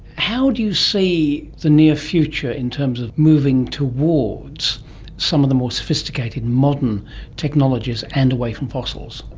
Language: English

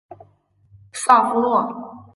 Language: Chinese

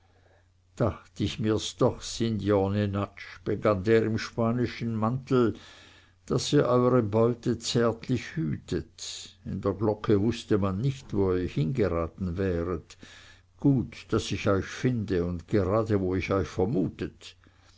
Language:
German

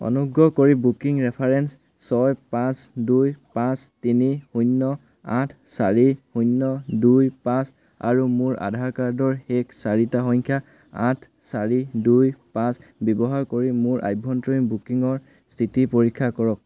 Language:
Assamese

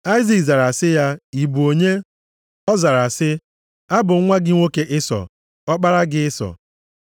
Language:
Igbo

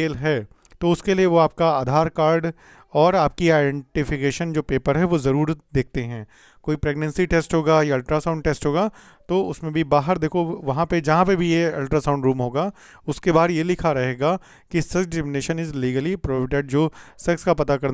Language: Hindi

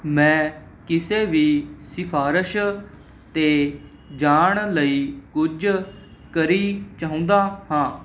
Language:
Punjabi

